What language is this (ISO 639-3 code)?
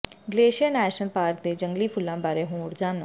pan